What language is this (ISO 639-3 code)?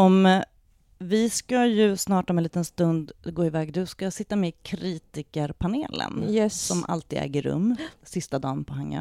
swe